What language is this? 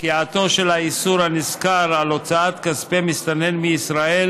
Hebrew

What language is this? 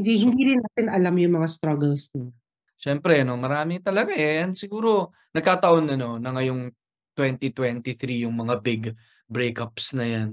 Filipino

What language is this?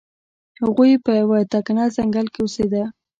Pashto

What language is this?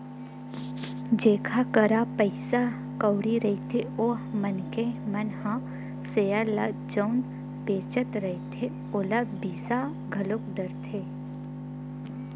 Chhattisgarhi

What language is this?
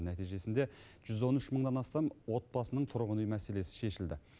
Kazakh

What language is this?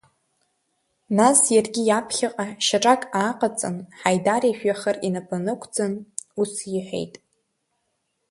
Abkhazian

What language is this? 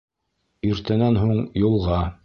Bashkir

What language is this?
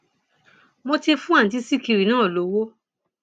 Yoruba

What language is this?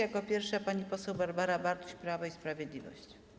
Polish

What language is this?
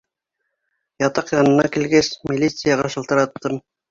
Bashkir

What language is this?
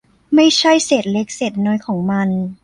Thai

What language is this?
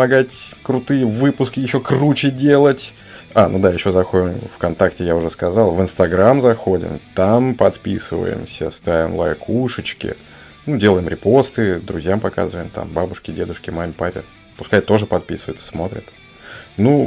Russian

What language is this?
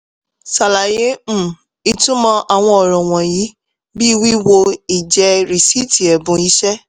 Yoruba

